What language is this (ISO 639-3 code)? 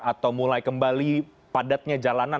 ind